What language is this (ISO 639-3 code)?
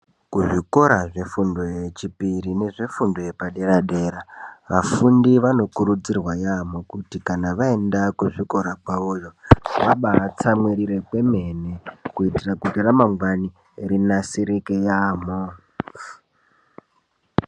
ndc